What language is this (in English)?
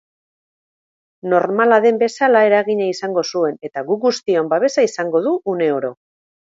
Basque